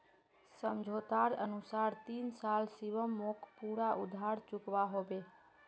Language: Magahi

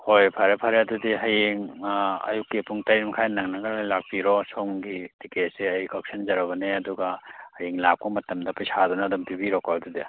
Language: Manipuri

